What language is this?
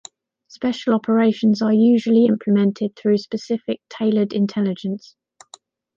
English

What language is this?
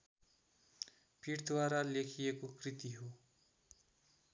Nepali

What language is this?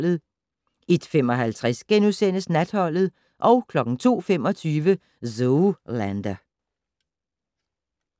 Danish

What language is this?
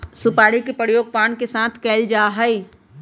Magahi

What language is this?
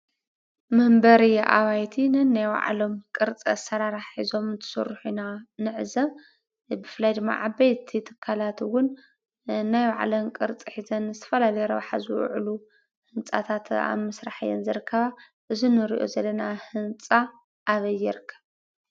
Tigrinya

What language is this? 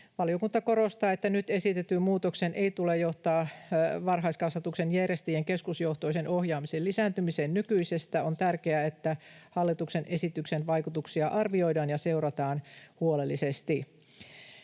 Finnish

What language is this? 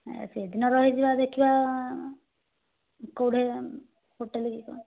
Odia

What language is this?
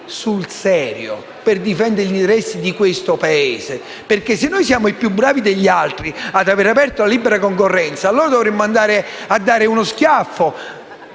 Italian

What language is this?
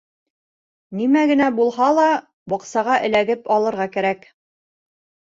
Bashkir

